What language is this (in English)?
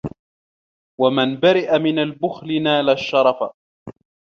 Arabic